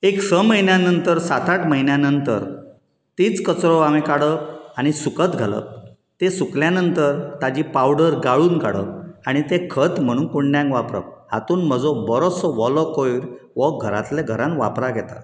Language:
Konkani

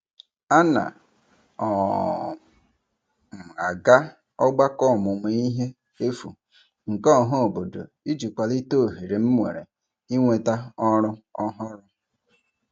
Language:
Igbo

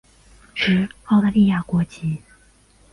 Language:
Chinese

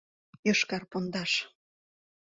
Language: Mari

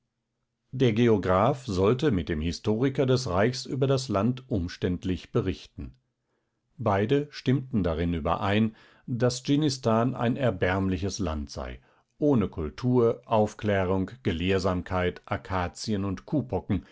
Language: German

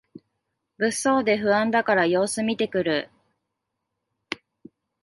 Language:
Japanese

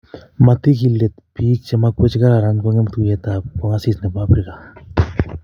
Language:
Kalenjin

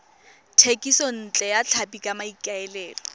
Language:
Tswana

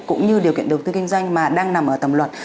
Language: Vietnamese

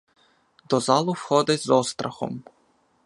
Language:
Ukrainian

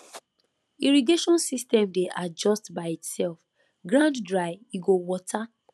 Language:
Nigerian Pidgin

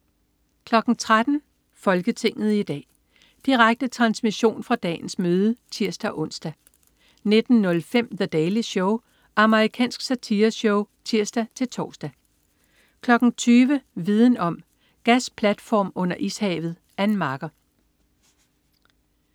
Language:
Danish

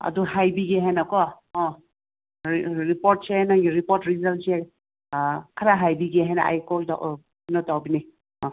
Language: Manipuri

